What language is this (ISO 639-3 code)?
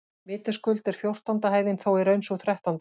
isl